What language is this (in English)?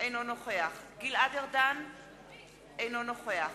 Hebrew